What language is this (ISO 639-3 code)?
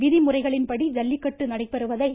tam